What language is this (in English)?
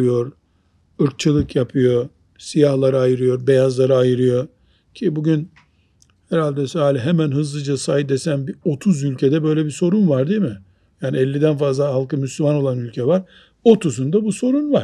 Turkish